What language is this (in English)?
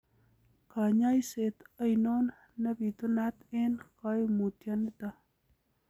Kalenjin